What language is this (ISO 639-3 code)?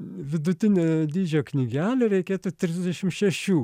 lit